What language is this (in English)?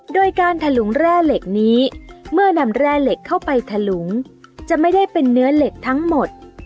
Thai